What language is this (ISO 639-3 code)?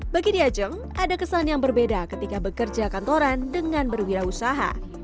ind